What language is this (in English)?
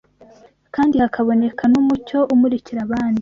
Kinyarwanda